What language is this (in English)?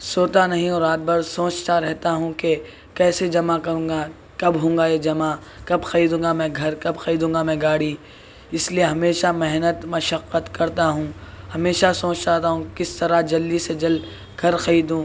Urdu